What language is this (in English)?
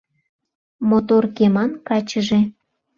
Mari